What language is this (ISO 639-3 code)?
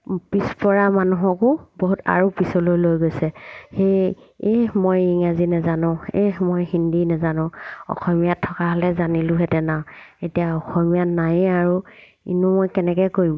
asm